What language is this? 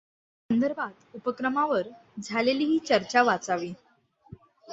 Marathi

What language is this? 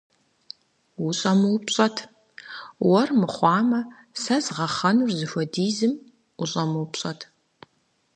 Kabardian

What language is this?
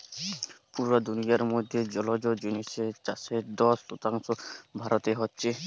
Bangla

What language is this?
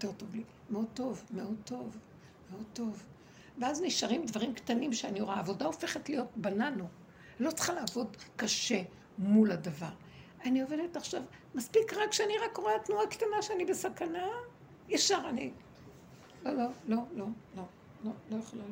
Hebrew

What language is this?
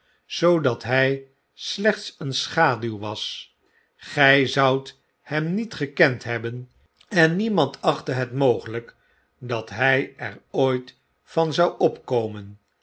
Dutch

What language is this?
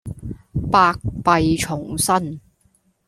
Cantonese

